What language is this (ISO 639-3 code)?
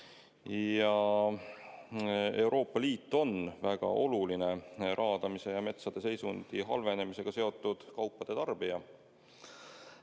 est